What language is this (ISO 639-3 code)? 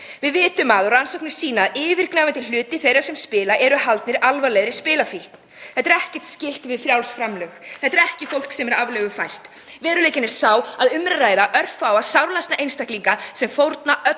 isl